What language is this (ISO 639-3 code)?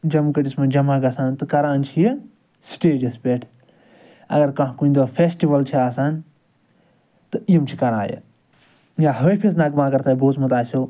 kas